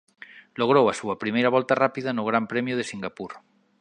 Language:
Galician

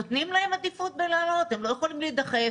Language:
Hebrew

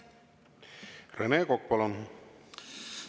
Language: Estonian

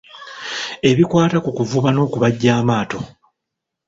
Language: Ganda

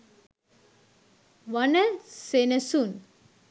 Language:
Sinhala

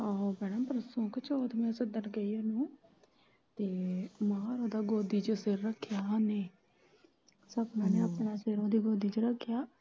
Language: Punjabi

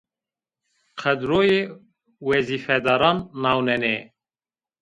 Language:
Zaza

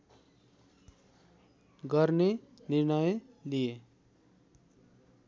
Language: Nepali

